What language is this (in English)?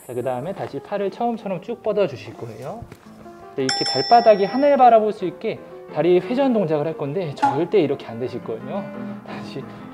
Korean